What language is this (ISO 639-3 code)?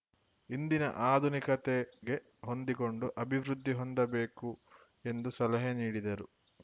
kan